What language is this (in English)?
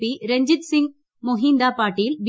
Malayalam